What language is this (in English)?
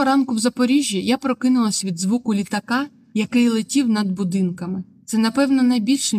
Ukrainian